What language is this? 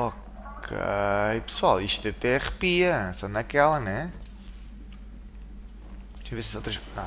Portuguese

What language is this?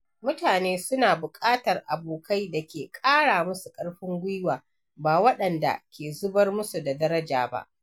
Hausa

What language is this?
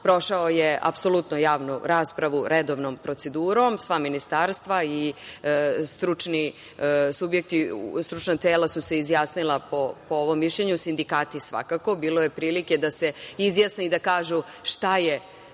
Serbian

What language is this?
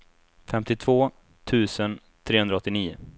Swedish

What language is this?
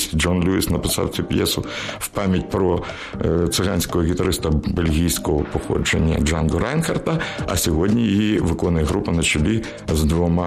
Ukrainian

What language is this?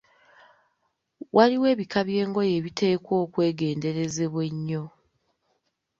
Ganda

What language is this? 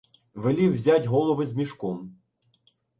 Ukrainian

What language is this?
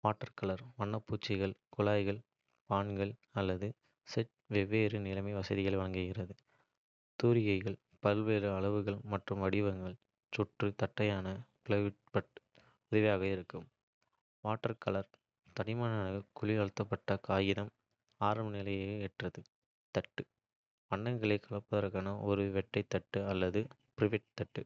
Kota (India)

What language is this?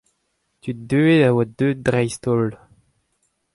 Breton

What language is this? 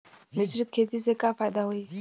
Bhojpuri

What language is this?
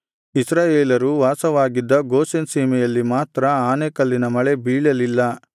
Kannada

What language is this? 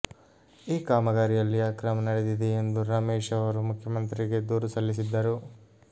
Kannada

